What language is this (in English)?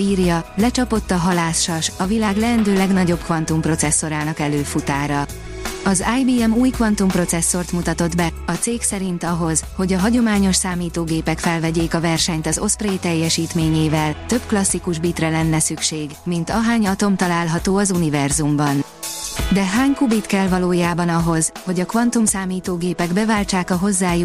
Hungarian